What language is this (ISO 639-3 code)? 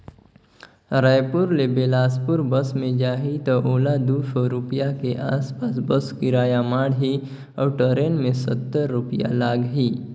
hne